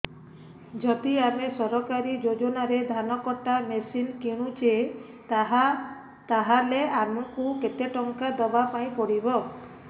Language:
Odia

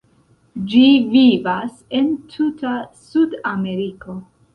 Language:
Esperanto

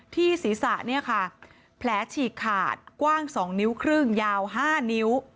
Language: Thai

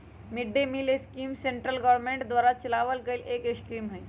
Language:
Magahi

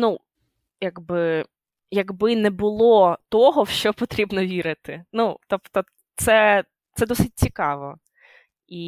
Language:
Ukrainian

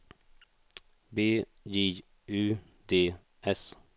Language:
Swedish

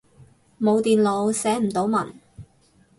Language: Cantonese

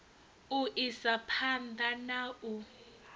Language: Venda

